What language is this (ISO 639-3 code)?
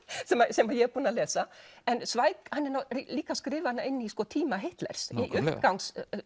isl